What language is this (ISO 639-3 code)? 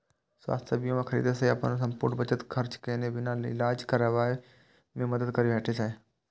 mai